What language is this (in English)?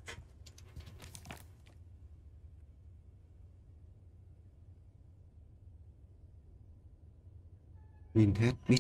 Vietnamese